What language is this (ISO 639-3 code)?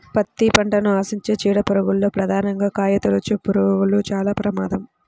tel